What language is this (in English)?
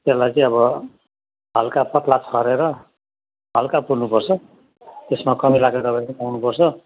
Nepali